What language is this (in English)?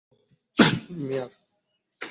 Bangla